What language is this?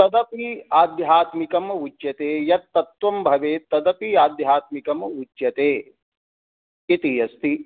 Sanskrit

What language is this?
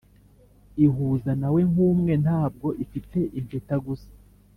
Kinyarwanda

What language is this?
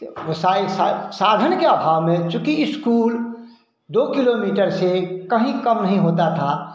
Hindi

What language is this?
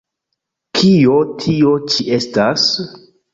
Esperanto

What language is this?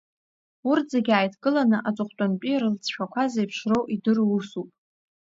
Abkhazian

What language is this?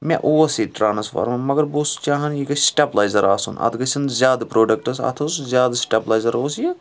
Kashmiri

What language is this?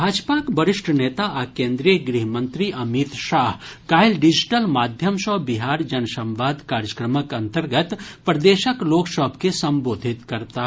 Maithili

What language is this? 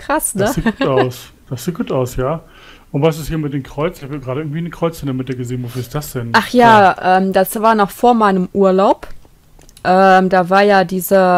German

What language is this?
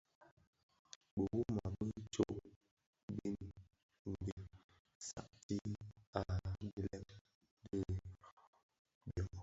Bafia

